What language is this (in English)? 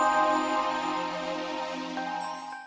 Indonesian